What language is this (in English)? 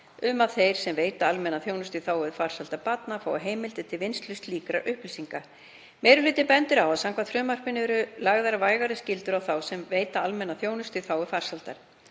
Icelandic